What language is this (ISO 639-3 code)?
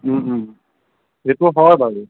asm